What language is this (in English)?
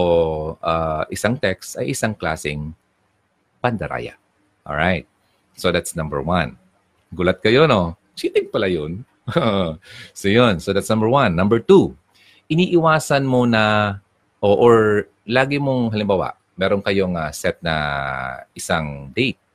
Filipino